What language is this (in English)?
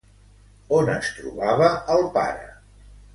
Catalan